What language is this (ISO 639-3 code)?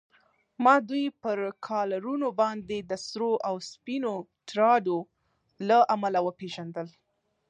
pus